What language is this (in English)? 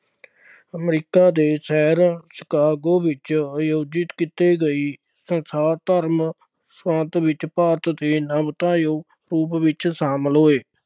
Punjabi